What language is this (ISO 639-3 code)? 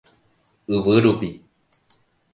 grn